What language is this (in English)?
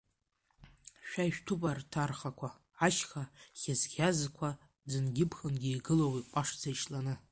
Abkhazian